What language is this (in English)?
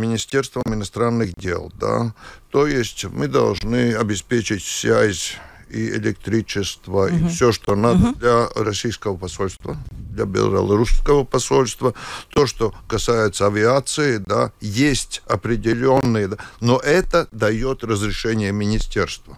Russian